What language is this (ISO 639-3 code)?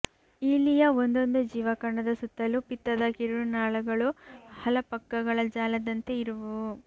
kan